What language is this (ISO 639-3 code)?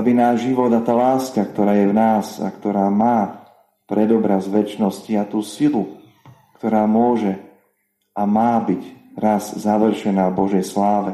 slk